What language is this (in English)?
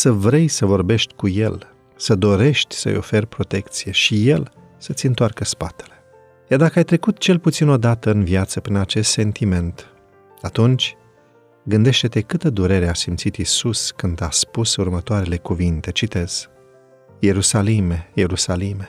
Romanian